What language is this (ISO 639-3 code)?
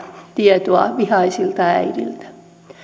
fin